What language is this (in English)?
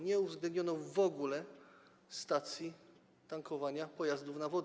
Polish